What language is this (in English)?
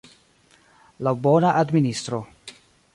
Esperanto